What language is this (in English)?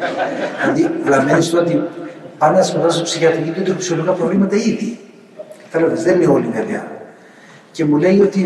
Greek